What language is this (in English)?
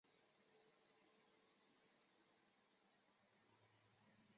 Chinese